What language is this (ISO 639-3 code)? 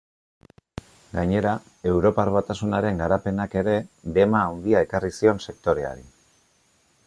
eus